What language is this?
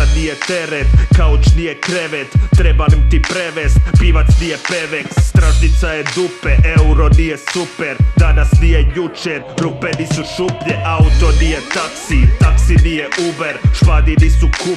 Croatian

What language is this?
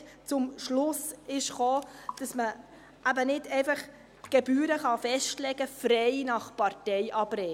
Swiss German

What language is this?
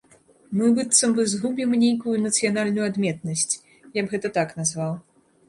Belarusian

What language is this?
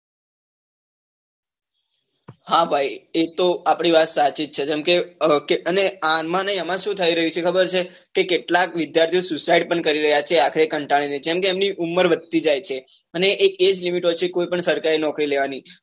Gujarati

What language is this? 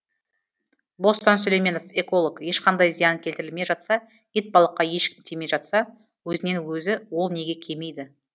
Kazakh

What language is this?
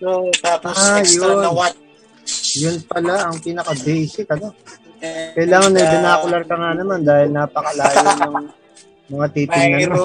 Filipino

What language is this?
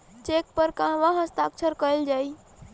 Bhojpuri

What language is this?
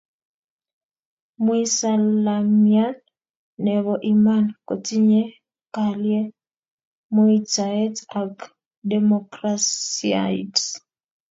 Kalenjin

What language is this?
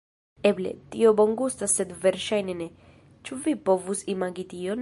Esperanto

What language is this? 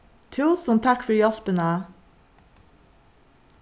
Faroese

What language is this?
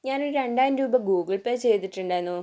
Malayalam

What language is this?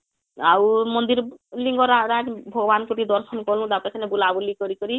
Odia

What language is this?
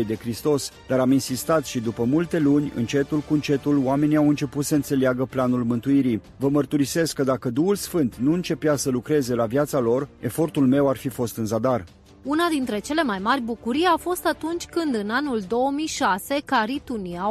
Romanian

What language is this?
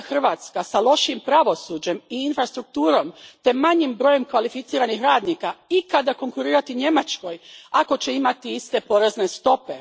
Croatian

